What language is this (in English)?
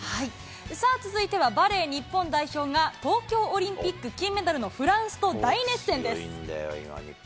Japanese